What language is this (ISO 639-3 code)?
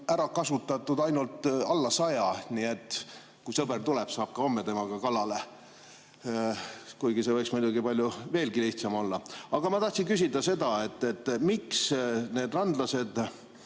est